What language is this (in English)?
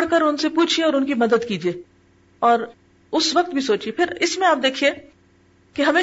Urdu